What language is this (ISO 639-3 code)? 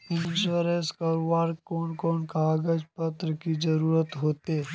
mag